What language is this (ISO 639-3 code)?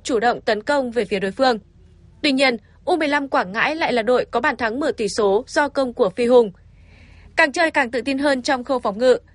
vie